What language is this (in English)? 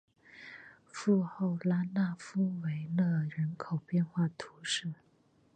Chinese